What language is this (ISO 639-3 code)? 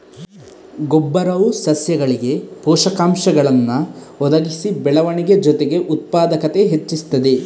kan